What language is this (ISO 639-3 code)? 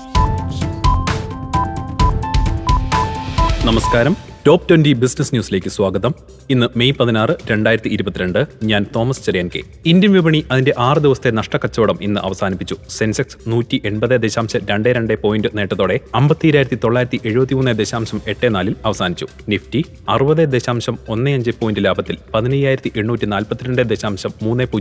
mal